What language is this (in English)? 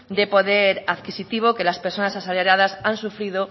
Spanish